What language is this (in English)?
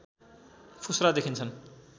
Nepali